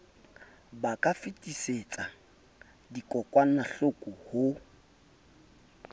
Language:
Southern Sotho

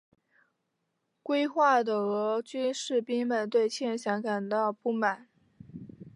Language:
Chinese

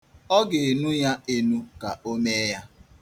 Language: Igbo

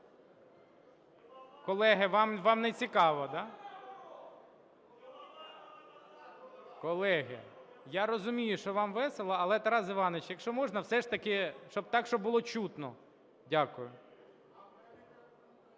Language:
Ukrainian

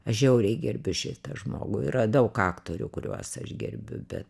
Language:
Lithuanian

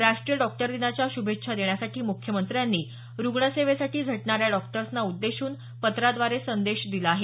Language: Marathi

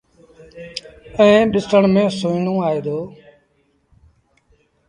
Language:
Sindhi Bhil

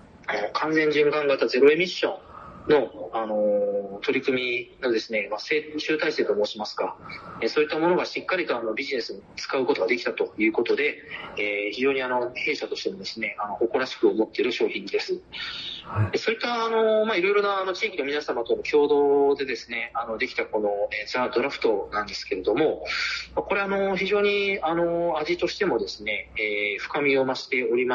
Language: Japanese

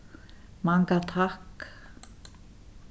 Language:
Faroese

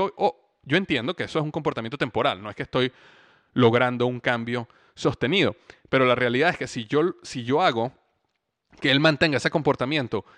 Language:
Spanish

